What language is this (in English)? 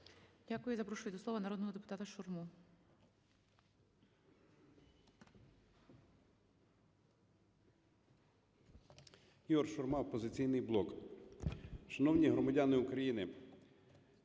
Ukrainian